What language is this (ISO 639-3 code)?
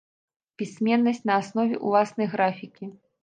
bel